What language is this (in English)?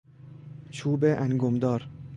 Persian